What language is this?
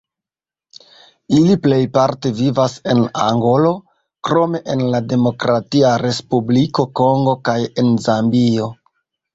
Esperanto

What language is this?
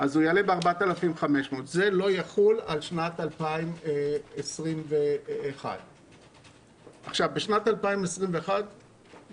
Hebrew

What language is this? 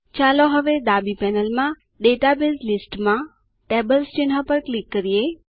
Gujarati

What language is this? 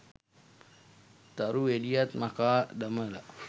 Sinhala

